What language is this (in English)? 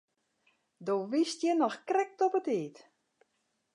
Western Frisian